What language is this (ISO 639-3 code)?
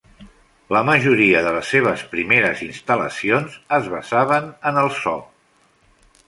cat